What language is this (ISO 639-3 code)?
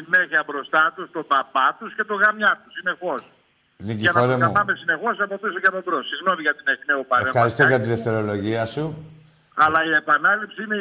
ell